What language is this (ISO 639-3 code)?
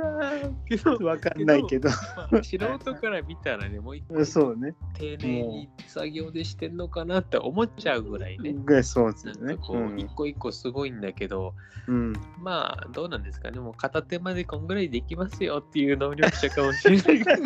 jpn